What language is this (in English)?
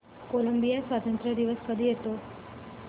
Marathi